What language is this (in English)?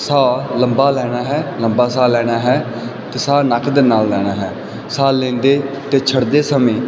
Punjabi